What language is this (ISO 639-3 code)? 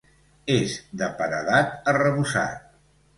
cat